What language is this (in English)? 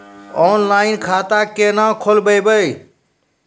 Maithili